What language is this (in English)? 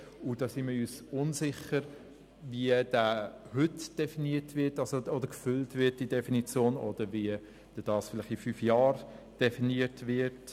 Swiss German